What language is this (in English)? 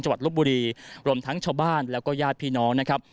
Thai